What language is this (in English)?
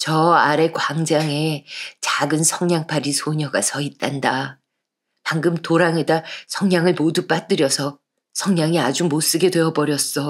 Korean